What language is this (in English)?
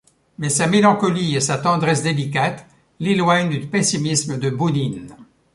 French